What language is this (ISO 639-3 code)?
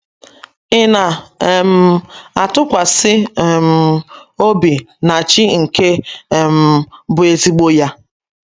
ibo